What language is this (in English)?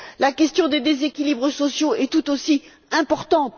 French